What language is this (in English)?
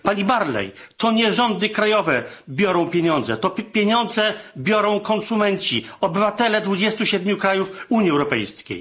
Polish